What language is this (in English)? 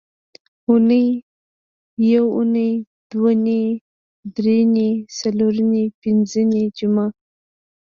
Pashto